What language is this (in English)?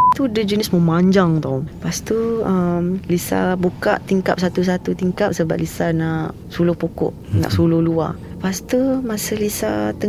Malay